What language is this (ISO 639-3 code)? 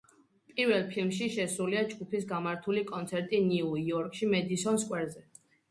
kat